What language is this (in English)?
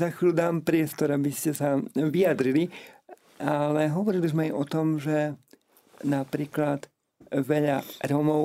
Slovak